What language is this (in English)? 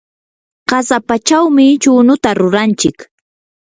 Yanahuanca Pasco Quechua